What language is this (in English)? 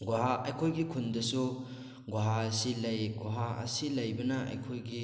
Manipuri